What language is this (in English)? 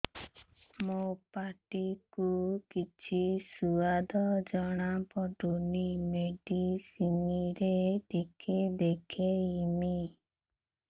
Odia